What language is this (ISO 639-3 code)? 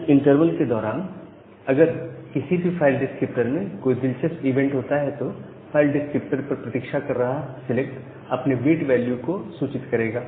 hin